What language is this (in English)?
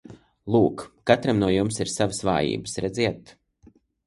Latvian